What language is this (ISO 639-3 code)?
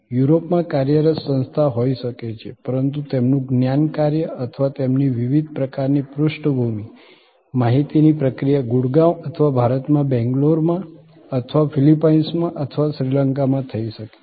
guj